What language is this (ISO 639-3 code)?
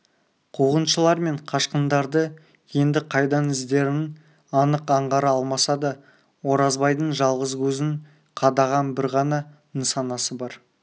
kaz